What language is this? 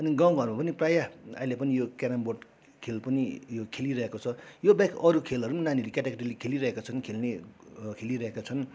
Nepali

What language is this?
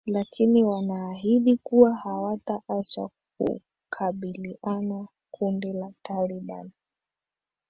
Swahili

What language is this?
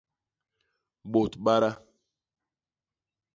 Basaa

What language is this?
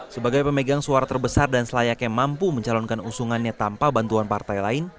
Indonesian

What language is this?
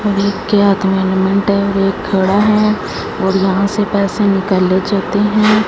Hindi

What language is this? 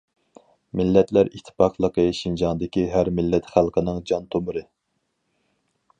Uyghur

